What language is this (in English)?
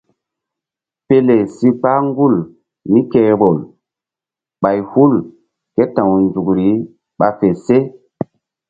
Mbum